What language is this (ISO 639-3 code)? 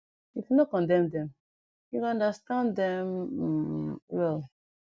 pcm